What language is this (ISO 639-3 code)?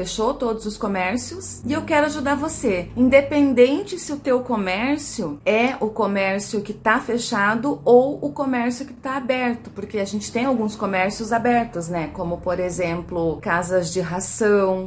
por